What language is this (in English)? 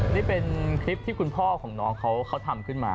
Thai